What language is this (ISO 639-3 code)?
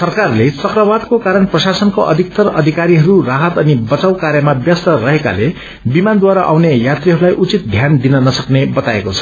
nep